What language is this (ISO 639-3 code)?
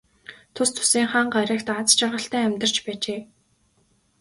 mon